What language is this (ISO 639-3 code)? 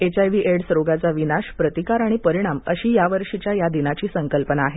mar